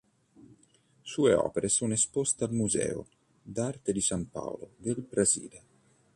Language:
Italian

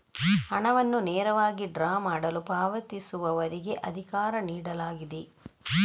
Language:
Kannada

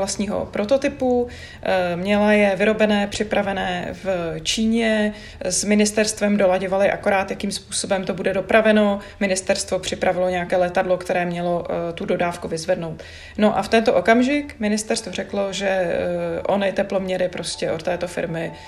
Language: Czech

